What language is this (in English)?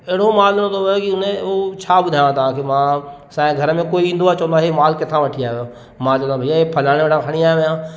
Sindhi